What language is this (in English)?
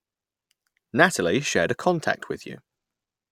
English